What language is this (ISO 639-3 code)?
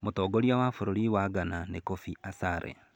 kik